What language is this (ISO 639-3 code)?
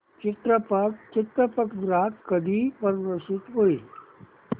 mar